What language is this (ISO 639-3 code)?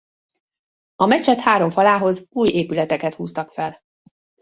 hun